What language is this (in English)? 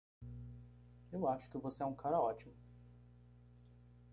Portuguese